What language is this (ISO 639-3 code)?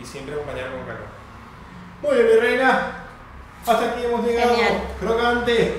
spa